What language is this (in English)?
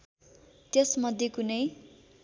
Nepali